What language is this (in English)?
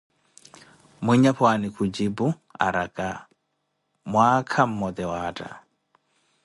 Koti